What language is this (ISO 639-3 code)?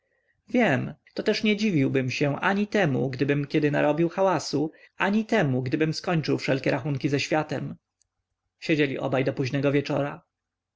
pol